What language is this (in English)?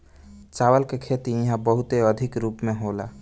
Bhojpuri